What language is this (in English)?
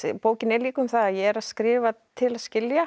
Icelandic